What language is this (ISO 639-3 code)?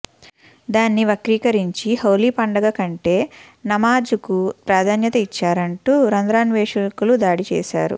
tel